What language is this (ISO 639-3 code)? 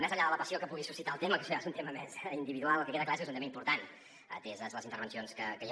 cat